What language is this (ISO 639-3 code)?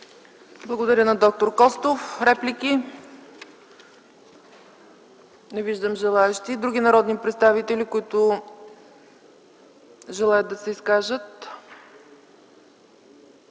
bul